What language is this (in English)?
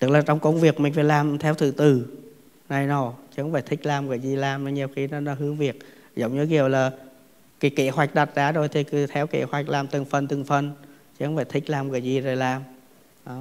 Vietnamese